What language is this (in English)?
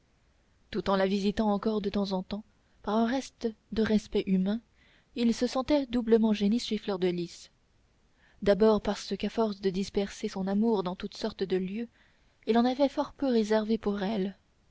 French